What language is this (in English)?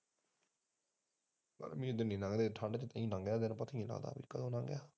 Punjabi